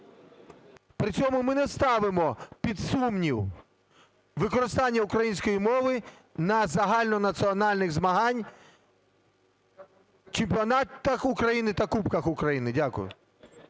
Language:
Ukrainian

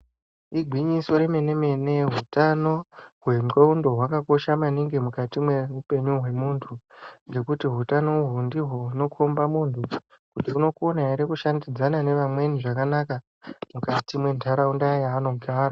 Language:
Ndau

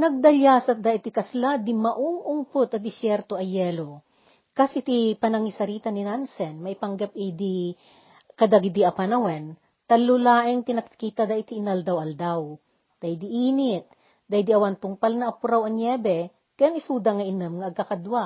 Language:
Filipino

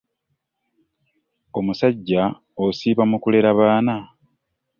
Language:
Ganda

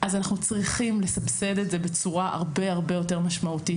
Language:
Hebrew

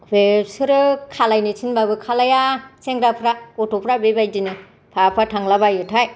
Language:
Bodo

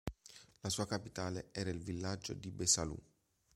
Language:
Italian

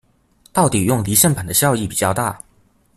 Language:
Chinese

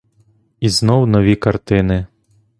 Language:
Ukrainian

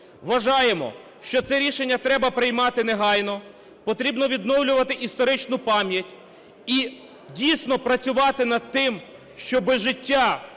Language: Ukrainian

